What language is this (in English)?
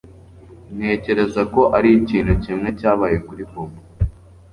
Kinyarwanda